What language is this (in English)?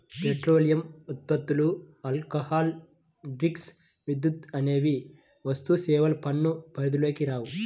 Telugu